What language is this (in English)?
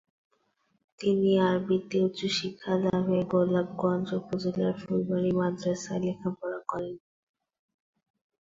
Bangla